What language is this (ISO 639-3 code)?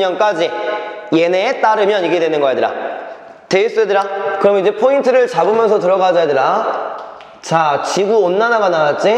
kor